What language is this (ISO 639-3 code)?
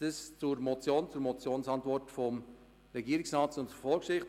gsw